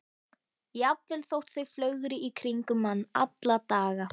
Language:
Icelandic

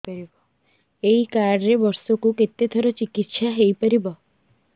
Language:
Odia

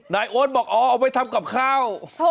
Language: Thai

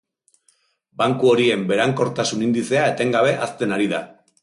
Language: Basque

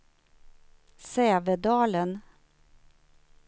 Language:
Swedish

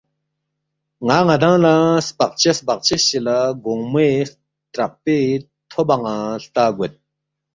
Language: Balti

